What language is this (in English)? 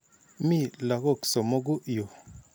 Kalenjin